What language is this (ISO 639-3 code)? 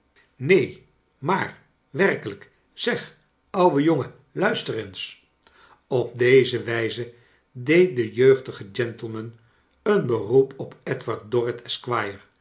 nld